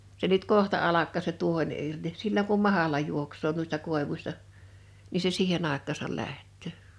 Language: Finnish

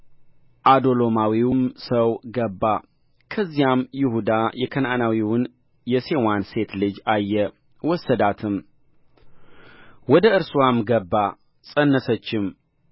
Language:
Amharic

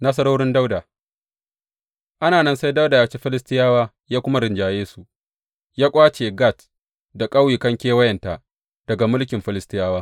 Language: Hausa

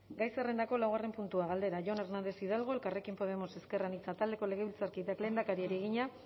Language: Basque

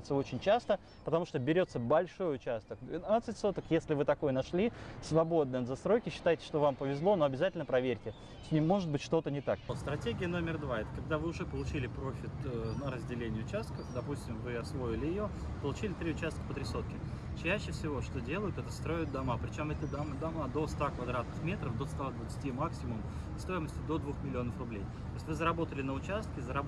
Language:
Russian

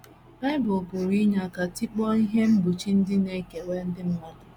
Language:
Igbo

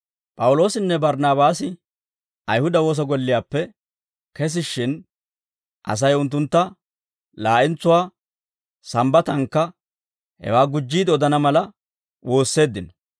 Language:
Dawro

